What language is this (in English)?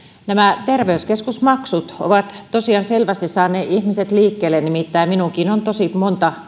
Finnish